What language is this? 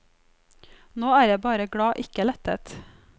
Norwegian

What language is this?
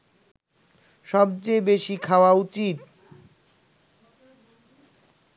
Bangla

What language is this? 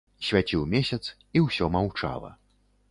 Belarusian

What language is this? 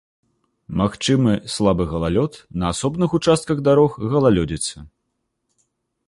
Belarusian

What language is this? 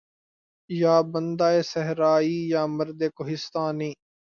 Urdu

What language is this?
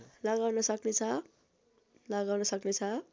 Nepali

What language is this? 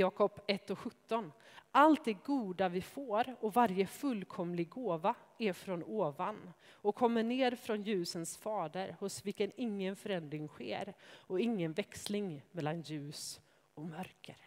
Swedish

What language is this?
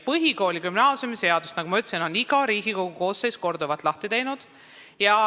Estonian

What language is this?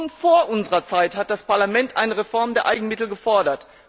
German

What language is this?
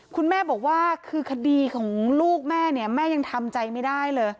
Thai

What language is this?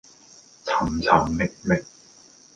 Cantonese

